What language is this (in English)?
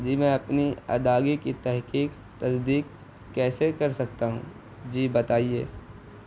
Urdu